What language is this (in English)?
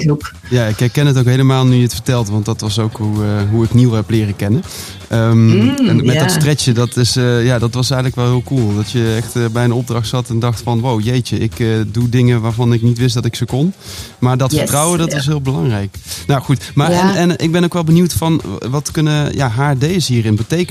Dutch